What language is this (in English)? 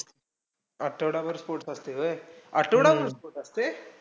Marathi